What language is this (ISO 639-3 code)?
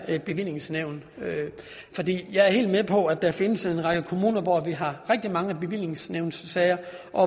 dan